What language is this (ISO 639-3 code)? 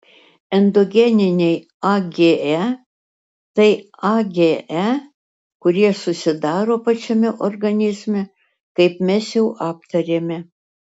lit